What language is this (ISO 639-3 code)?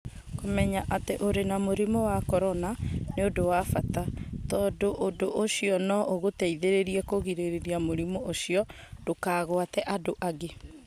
kik